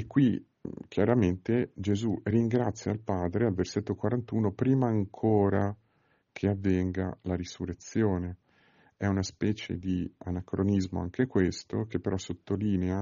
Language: Italian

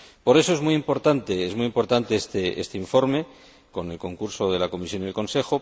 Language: Spanish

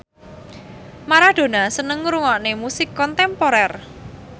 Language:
Javanese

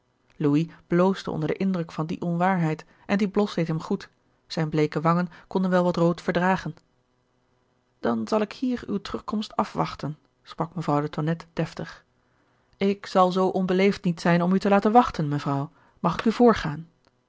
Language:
Dutch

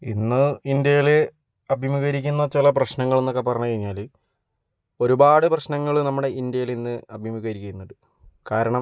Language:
Malayalam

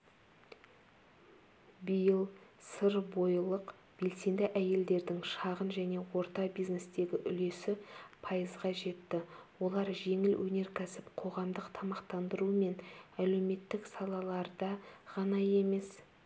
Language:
Kazakh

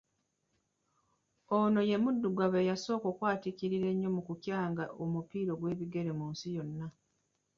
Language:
Ganda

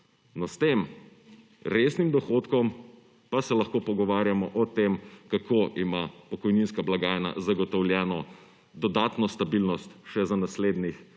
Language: Slovenian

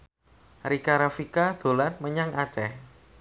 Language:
Javanese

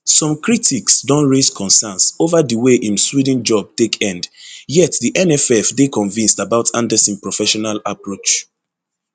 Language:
Nigerian Pidgin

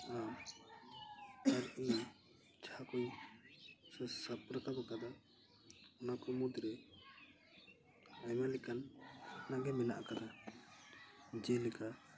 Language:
Santali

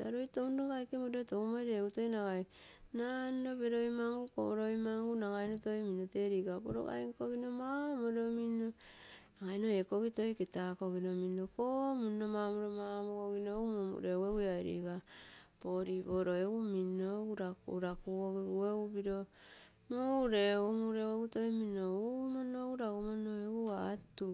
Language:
Terei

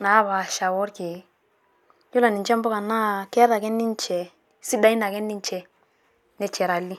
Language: Masai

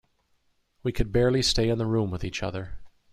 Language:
English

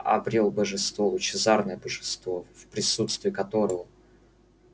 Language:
Russian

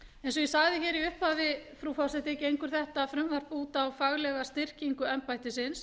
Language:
Icelandic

